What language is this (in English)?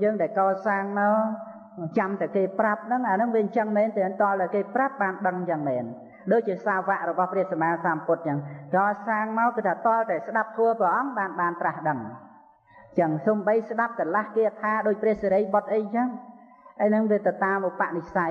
Vietnamese